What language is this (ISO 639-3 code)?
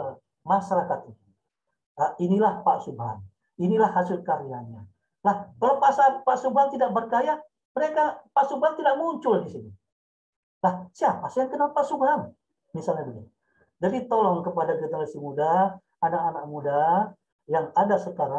ind